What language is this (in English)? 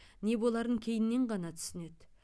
Kazakh